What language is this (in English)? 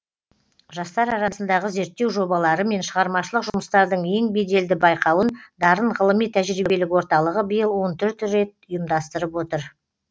Kazakh